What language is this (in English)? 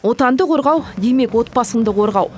Kazakh